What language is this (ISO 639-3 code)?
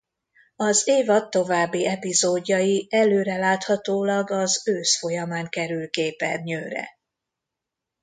hun